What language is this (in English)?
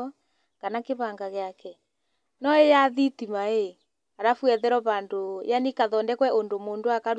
Kikuyu